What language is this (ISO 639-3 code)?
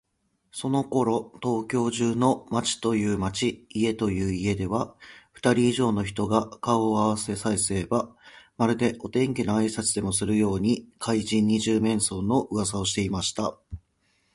jpn